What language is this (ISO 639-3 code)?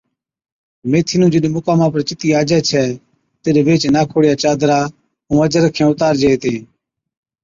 odk